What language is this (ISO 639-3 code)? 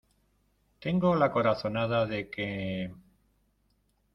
spa